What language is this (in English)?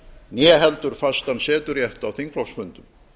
Icelandic